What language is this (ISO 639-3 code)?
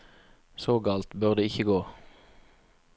nor